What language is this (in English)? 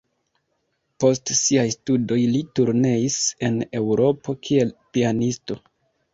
Esperanto